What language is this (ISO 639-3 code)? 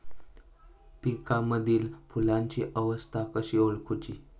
mar